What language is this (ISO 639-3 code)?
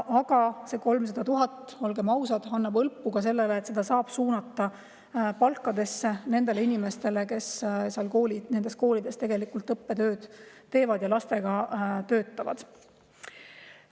est